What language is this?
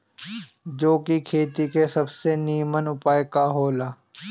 Bhojpuri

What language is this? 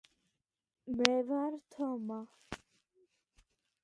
Georgian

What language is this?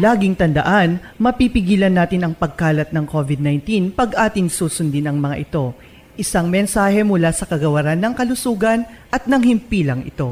Filipino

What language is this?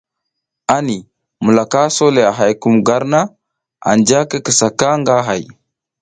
South Giziga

